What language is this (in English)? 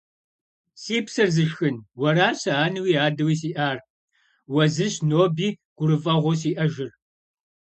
Kabardian